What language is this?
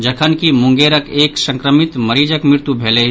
Maithili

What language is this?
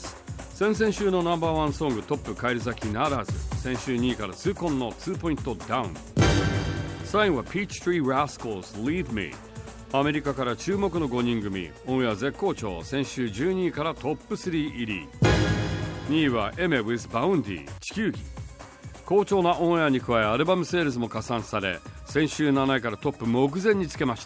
Japanese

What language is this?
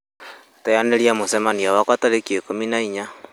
Kikuyu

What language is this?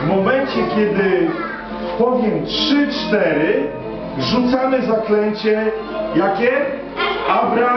Polish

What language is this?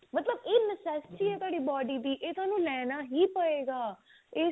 Punjabi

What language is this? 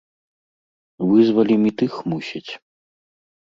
Belarusian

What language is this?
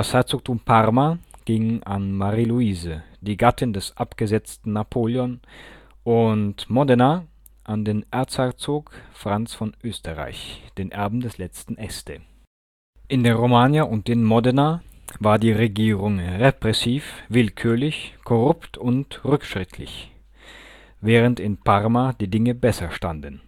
German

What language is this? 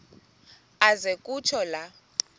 Xhosa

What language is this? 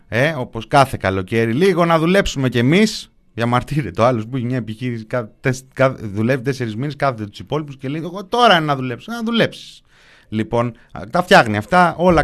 Greek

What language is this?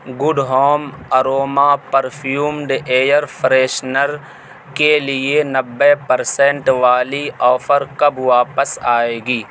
Urdu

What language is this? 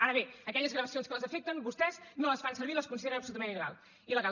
Catalan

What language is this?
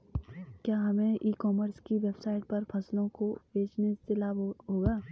Hindi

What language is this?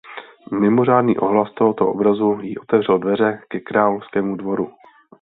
Czech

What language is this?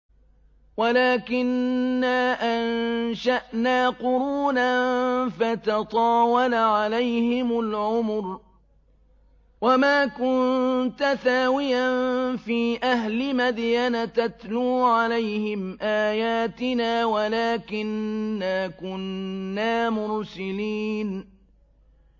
Arabic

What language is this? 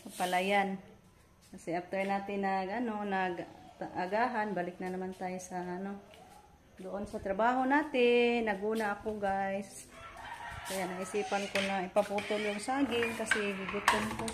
Filipino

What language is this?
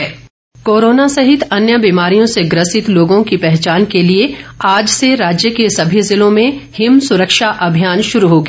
Hindi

